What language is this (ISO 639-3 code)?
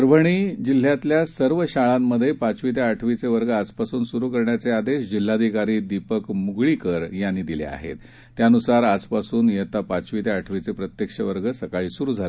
mar